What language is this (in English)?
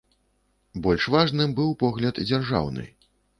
Belarusian